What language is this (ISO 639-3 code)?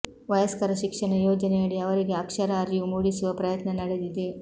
kan